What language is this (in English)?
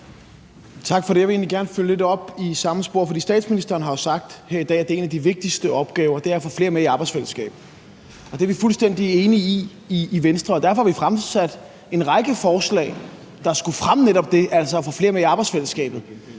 Danish